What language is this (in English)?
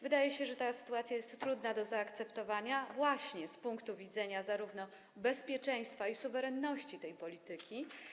Polish